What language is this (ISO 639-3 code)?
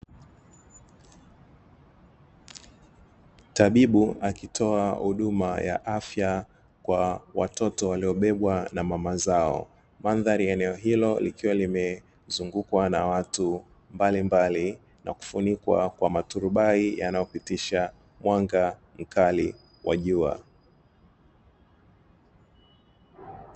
swa